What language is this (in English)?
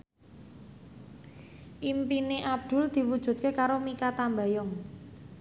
Javanese